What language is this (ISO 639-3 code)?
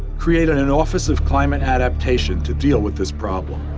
eng